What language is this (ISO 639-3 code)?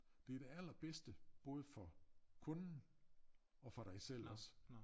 dan